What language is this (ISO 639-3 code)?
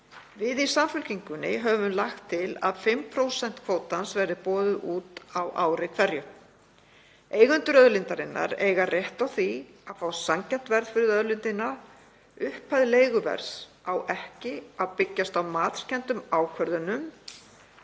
isl